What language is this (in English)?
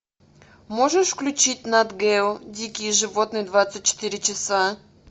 Russian